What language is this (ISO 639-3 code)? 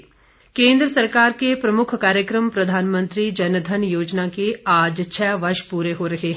hin